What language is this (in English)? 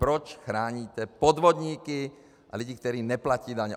Czech